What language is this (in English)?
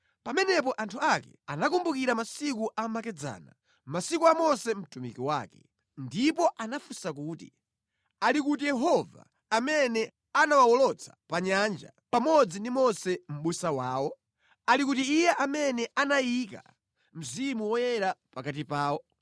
Nyanja